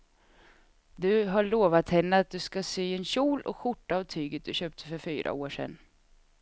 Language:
Swedish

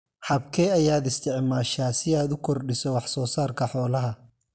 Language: Somali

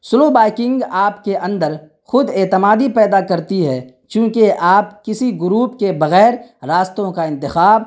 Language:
Urdu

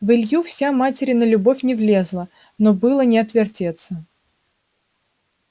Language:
Russian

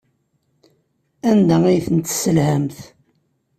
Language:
Kabyle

